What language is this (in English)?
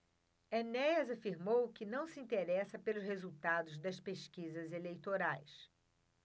Portuguese